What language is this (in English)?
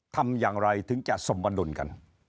Thai